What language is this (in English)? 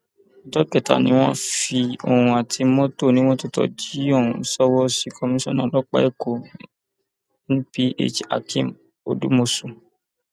Yoruba